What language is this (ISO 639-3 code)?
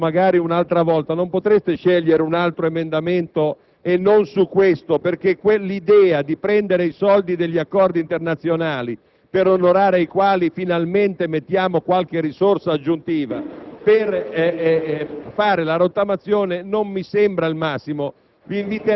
ita